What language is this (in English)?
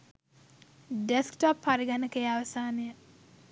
Sinhala